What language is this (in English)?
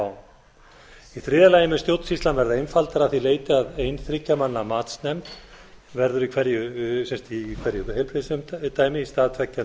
Icelandic